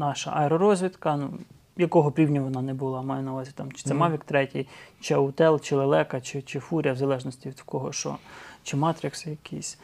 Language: Ukrainian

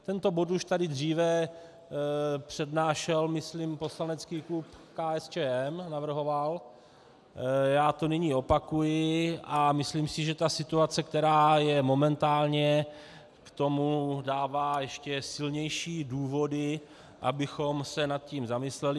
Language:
Czech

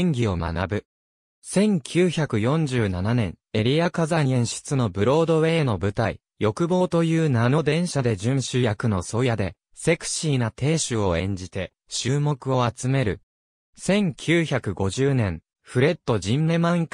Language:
Japanese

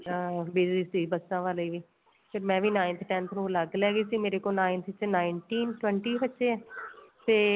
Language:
Punjabi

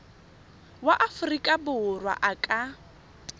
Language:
Tswana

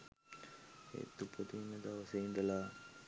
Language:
Sinhala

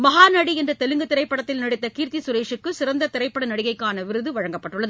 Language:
Tamil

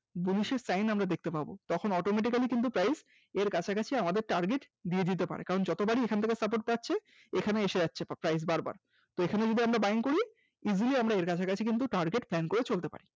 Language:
Bangla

